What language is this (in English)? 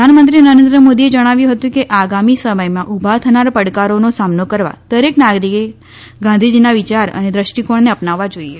Gujarati